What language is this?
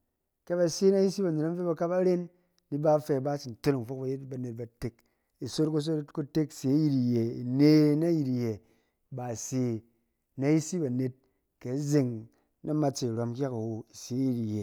Cen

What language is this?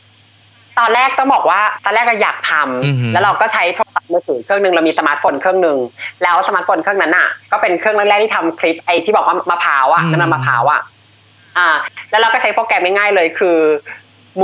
Thai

